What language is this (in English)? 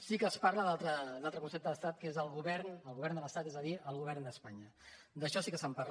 Catalan